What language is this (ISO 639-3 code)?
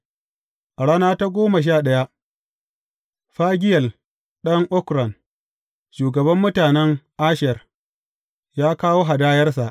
hau